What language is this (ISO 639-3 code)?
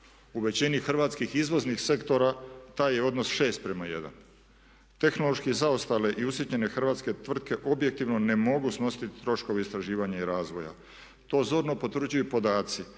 hrv